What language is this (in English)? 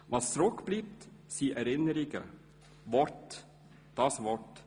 Swiss German